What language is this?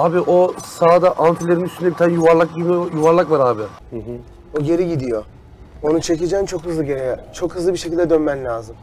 Turkish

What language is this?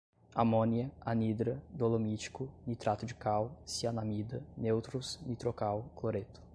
Portuguese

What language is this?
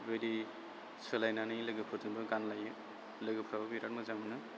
Bodo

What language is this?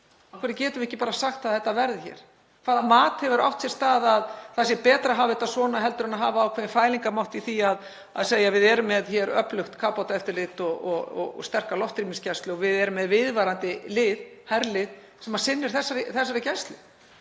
Icelandic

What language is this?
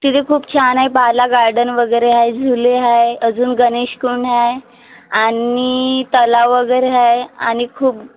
Marathi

